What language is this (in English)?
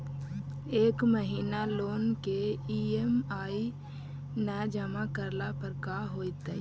Magahi